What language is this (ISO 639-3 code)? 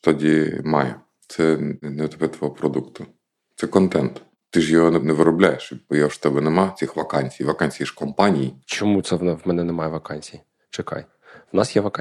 ukr